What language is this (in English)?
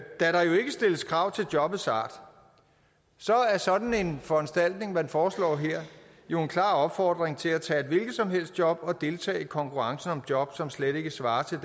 Danish